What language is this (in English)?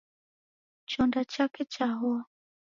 Taita